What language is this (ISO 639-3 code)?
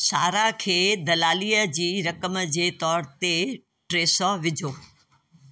snd